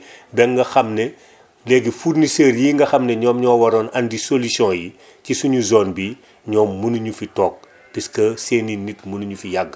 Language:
Wolof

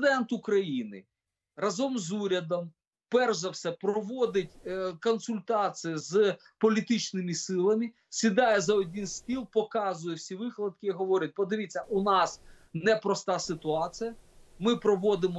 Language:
Ukrainian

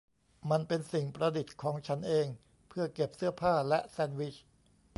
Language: Thai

